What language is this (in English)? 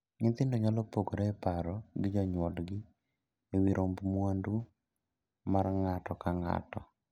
Luo (Kenya and Tanzania)